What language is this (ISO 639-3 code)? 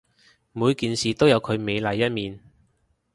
yue